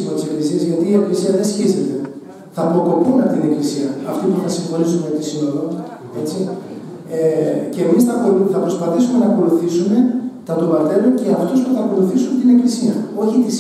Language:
Greek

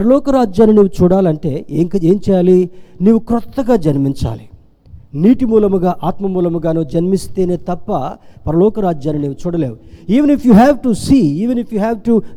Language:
Telugu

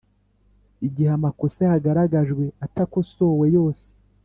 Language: Kinyarwanda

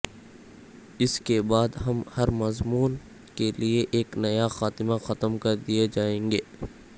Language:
Urdu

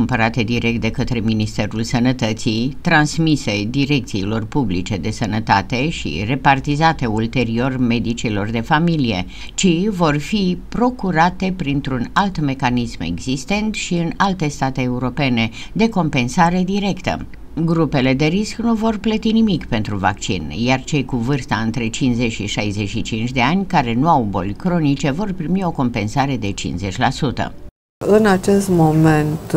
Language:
Romanian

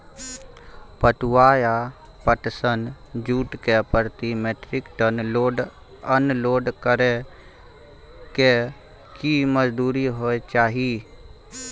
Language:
Maithili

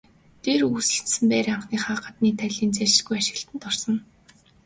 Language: Mongolian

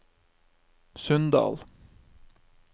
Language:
Norwegian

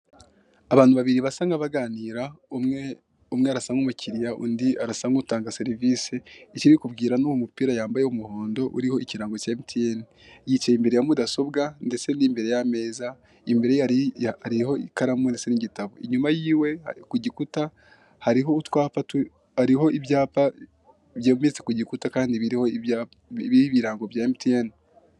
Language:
Kinyarwanda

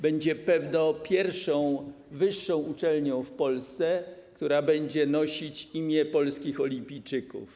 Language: Polish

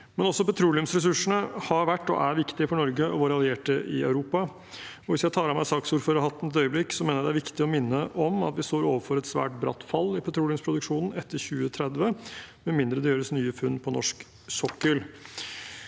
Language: Norwegian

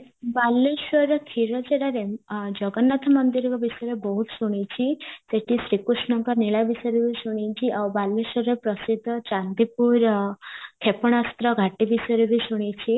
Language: Odia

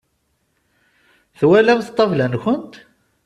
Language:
Kabyle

